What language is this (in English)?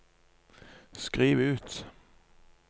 Norwegian